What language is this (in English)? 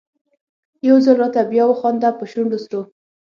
Pashto